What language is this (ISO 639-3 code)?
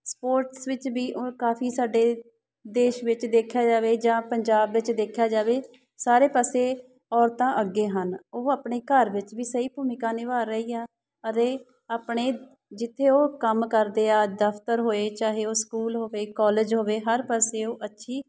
pan